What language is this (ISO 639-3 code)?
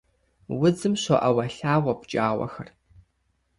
kbd